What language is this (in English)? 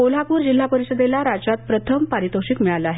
Marathi